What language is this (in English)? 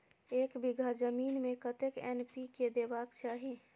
Maithili